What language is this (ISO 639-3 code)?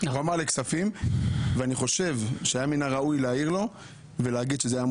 heb